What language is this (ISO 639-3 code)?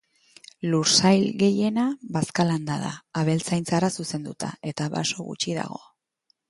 eus